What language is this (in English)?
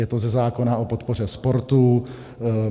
Czech